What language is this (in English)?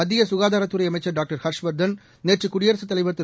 Tamil